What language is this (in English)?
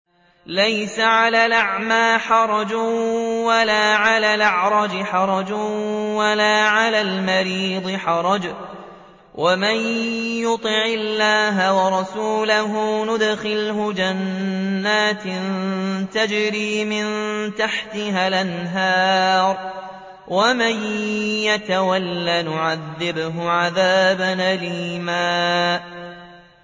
Arabic